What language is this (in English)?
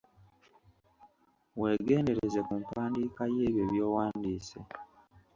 Ganda